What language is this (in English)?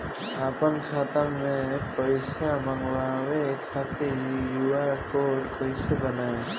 Bhojpuri